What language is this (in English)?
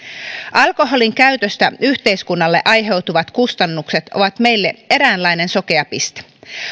Finnish